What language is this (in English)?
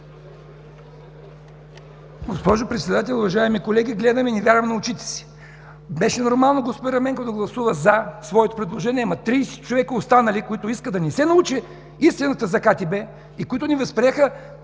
Bulgarian